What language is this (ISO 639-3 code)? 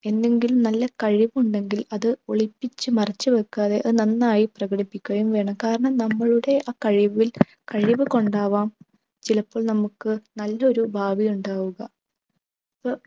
mal